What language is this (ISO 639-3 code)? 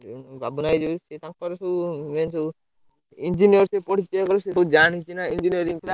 ori